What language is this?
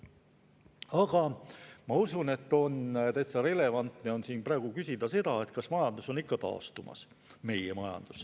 Estonian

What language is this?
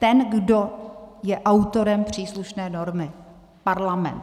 Czech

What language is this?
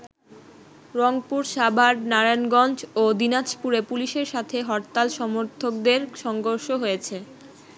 Bangla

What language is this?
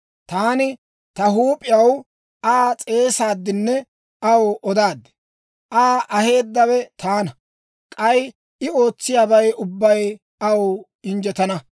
Dawro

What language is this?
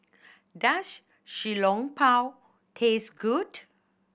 English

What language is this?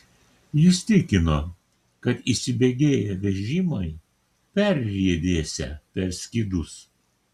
Lithuanian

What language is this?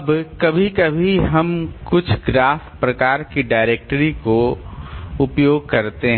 Hindi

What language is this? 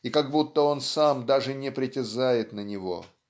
Russian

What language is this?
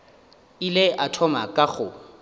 Northern Sotho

